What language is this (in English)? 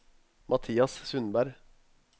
Norwegian